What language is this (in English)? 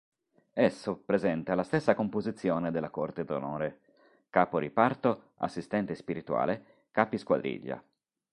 Italian